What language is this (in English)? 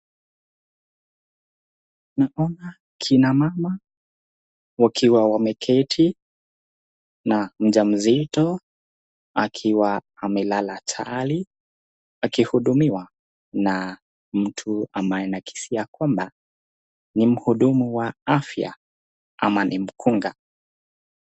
Swahili